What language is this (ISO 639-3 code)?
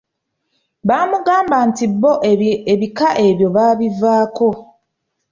lug